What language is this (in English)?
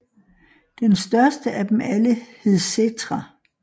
Danish